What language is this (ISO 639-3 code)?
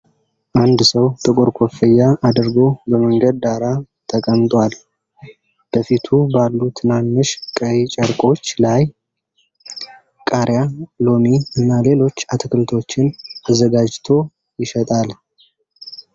amh